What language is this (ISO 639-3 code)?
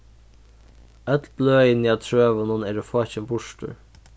fao